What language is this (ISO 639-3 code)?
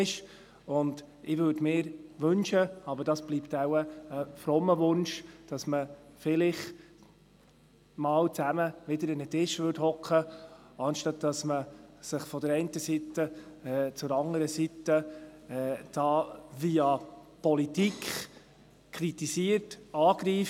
gsw